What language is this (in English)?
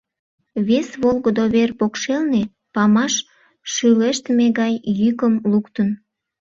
Mari